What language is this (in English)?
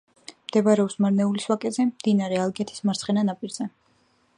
Georgian